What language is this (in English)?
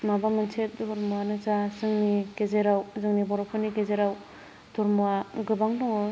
Bodo